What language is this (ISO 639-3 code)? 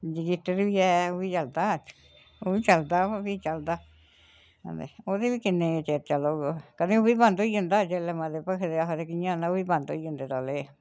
doi